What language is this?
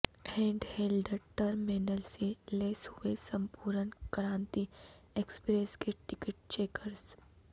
Urdu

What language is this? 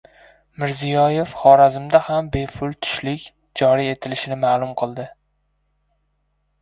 Uzbek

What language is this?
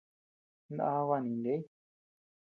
Tepeuxila Cuicatec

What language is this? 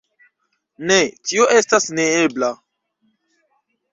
Esperanto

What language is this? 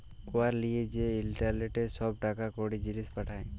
Bangla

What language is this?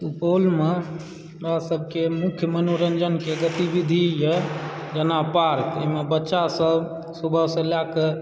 Maithili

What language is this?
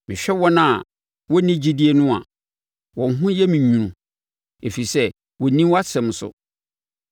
Akan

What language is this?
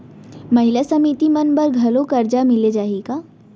Chhattisgarhi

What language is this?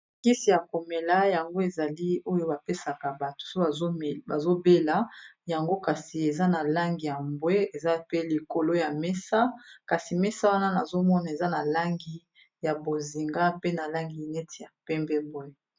Lingala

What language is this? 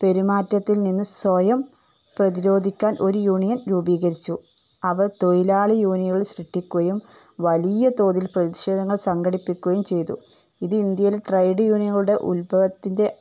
Malayalam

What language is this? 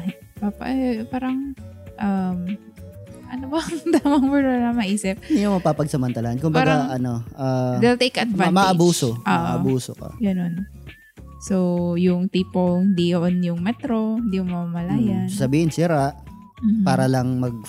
Filipino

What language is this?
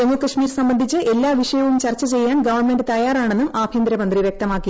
Malayalam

